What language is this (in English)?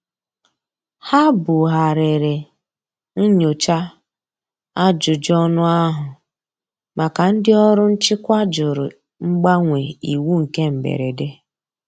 Igbo